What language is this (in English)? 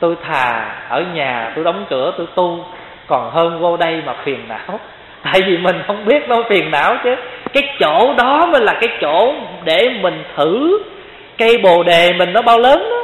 Vietnamese